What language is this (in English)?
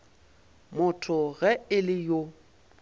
Northern Sotho